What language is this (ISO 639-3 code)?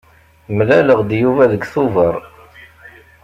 kab